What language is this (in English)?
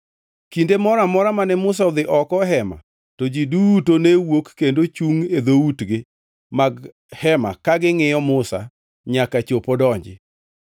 Luo (Kenya and Tanzania)